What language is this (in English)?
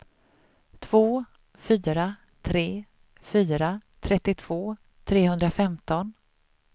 Swedish